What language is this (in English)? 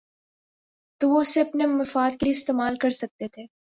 Urdu